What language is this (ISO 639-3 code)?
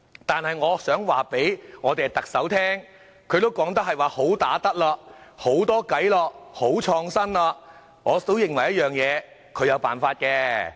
yue